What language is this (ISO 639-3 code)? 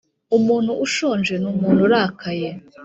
kin